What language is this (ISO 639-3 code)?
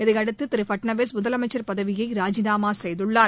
tam